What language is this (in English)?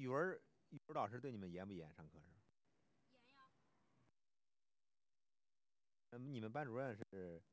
Chinese